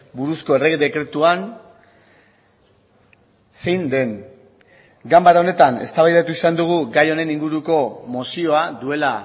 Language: Basque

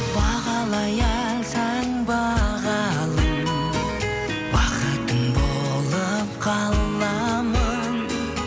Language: Kazakh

